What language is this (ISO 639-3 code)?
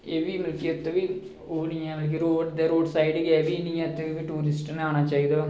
doi